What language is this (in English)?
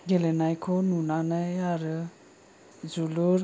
Bodo